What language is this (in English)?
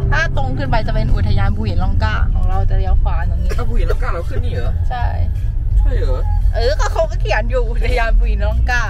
Thai